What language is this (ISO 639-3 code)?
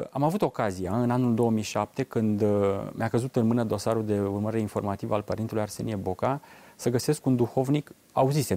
ron